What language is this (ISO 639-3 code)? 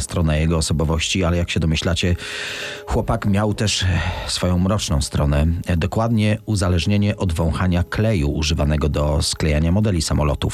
pol